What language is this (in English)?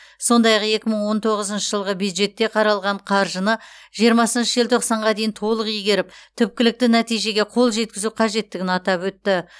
Kazakh